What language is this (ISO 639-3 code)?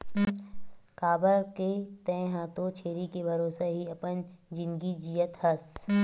hne